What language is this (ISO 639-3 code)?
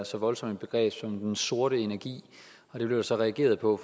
dan